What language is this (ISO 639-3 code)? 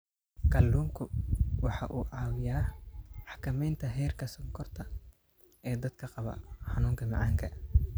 som